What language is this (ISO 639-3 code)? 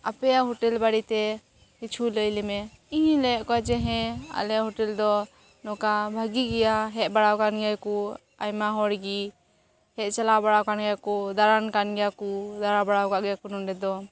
sat